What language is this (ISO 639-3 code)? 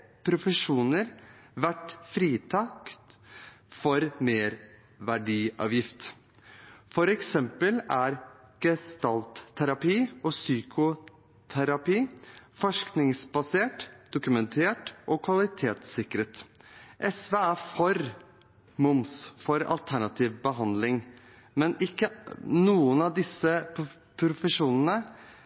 nob